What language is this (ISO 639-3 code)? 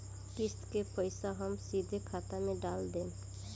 bho